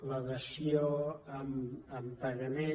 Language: Catalan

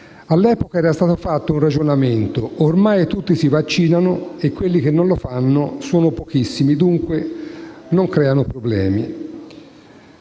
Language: Italian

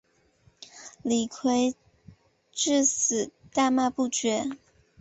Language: Chinese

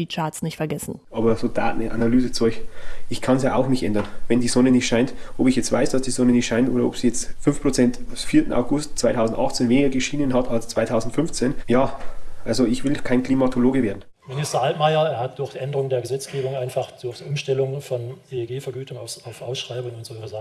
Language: German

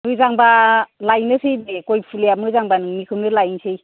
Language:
Bodo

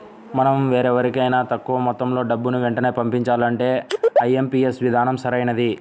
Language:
Telugu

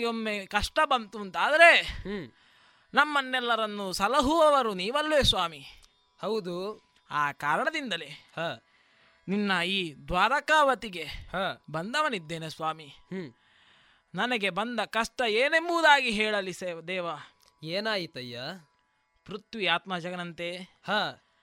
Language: Kannada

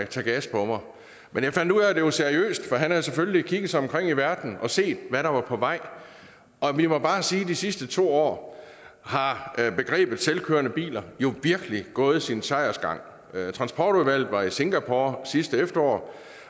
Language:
Danish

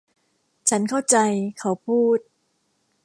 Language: Thai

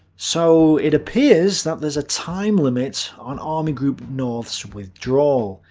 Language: English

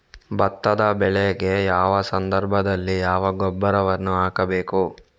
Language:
Kannada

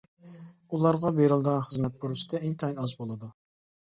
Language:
Uyghur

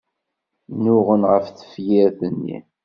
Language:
Kabyle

